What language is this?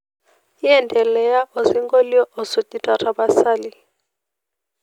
Masai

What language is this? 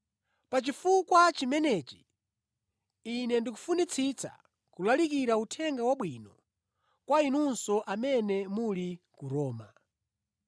Nyanja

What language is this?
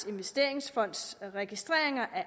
Danish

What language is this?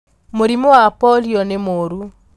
Kikuyu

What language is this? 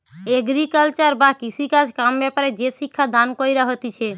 Bangla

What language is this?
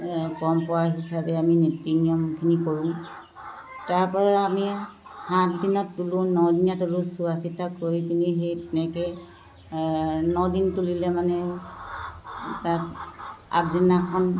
Assamese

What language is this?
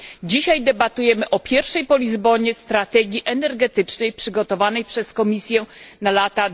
Polish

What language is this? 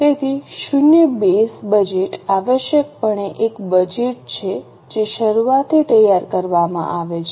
Gujarati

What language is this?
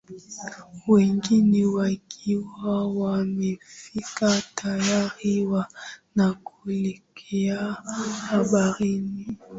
Swahili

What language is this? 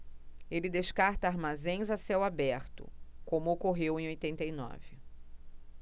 Portuguese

